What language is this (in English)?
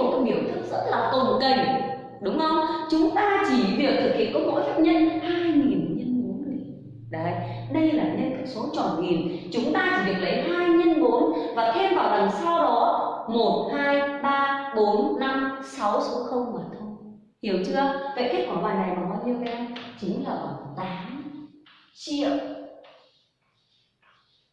Vietnamese